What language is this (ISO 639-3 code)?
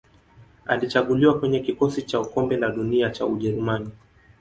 swa